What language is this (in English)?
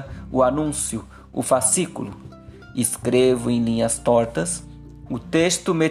Portuguese